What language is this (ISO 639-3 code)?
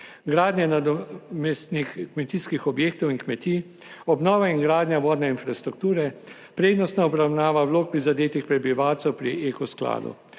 slv